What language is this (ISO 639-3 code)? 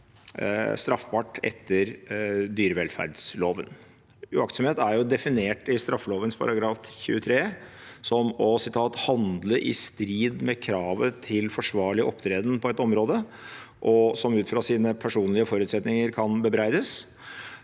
nor